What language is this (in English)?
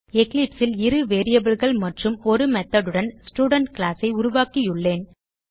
Tamil